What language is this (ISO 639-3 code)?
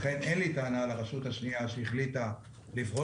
heb